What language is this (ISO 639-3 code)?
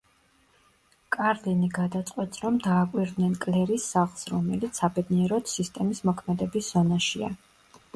kat